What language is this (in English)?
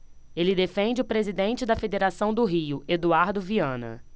Portuguese